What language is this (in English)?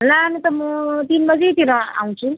Nepali